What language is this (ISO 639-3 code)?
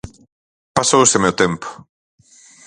glg